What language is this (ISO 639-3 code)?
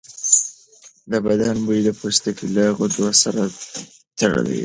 pus